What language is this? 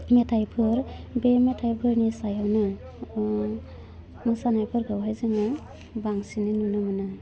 Bodo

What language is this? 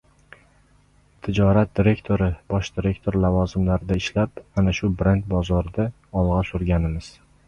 Uzbek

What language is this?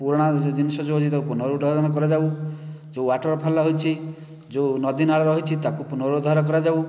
Odia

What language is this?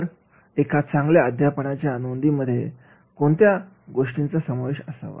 Marathi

